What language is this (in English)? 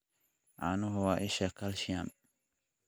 Somali